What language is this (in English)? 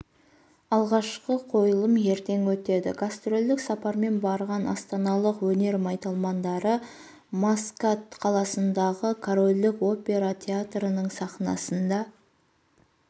Kazakh